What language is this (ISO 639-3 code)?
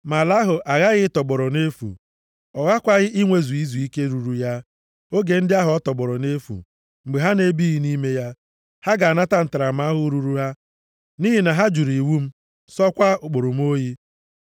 ibo